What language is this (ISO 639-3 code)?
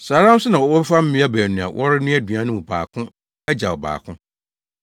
aka